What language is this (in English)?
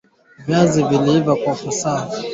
Swahili